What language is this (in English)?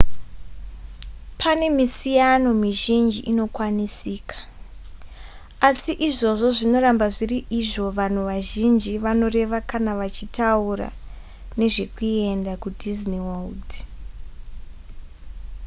Shona